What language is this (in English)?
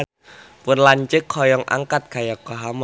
Sundanese